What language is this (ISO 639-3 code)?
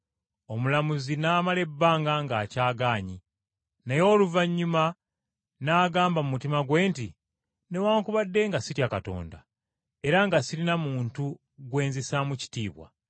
lug